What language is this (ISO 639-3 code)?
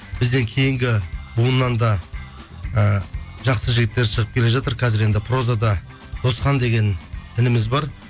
kaz